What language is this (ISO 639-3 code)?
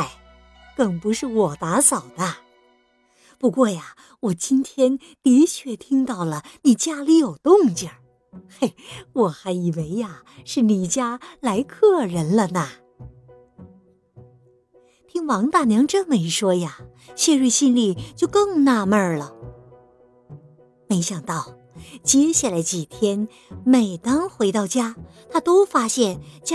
zho